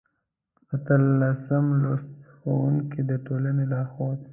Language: Pashto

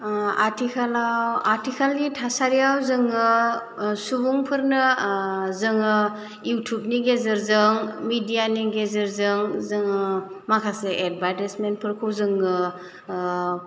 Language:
Bodo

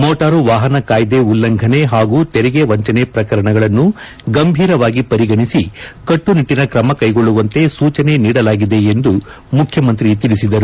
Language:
Kannada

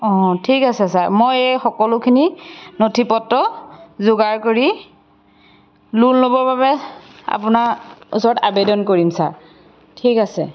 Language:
Assamese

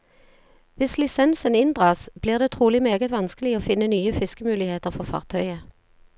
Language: Norwegian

